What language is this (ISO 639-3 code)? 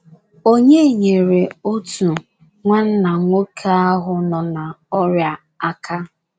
ibo